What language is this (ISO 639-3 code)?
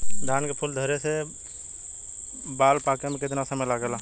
bho